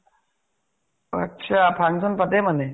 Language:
Assamese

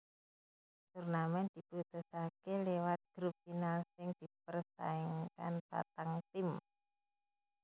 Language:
Javanese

